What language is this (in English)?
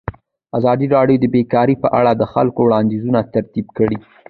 Pashto